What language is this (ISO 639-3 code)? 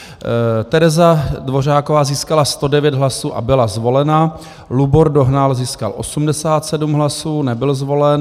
ces